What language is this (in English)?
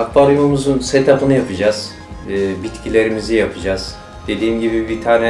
Turkish